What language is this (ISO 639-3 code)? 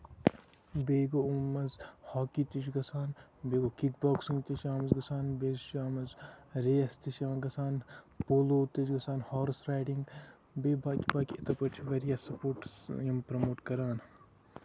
kas